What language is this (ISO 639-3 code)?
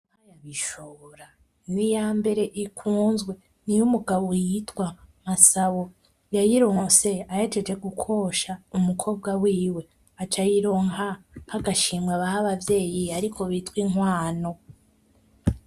run